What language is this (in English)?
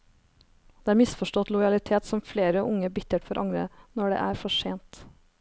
Norwegian